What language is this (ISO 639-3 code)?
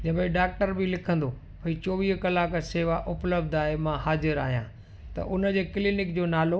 snd